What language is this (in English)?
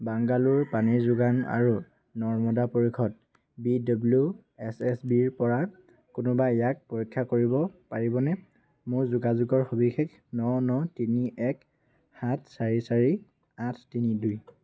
Assamese